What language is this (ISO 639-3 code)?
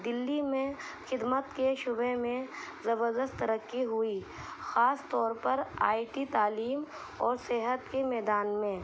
urd